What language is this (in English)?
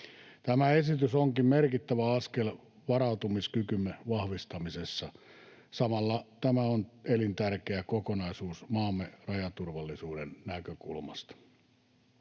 Finnish